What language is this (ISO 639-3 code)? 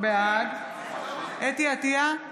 heb